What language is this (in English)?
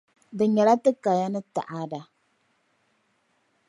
Dagbani